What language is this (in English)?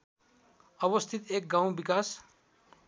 Nepali